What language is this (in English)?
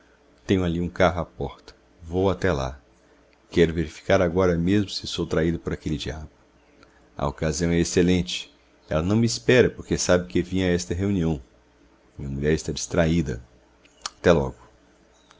Portuguese